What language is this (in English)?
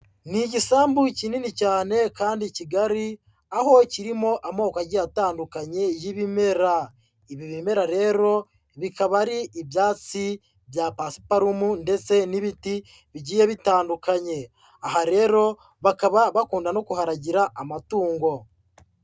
Kinyarwanda